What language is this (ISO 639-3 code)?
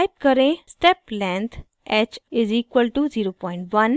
hin